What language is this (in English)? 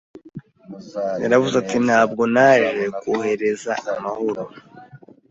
Kinyarwanda